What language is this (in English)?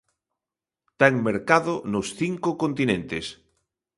Galician